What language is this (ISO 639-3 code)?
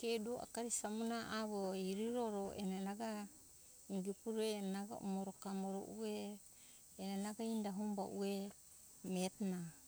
hkk